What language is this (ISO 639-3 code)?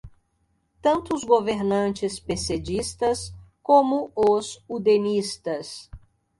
por